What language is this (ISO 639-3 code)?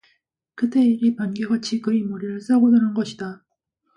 kor